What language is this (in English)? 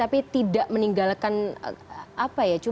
Indonesian